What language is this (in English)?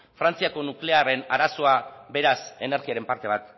Basque